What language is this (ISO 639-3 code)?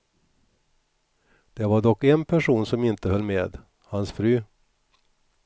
swe